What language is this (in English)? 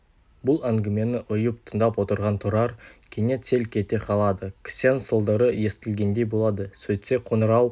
Kazakh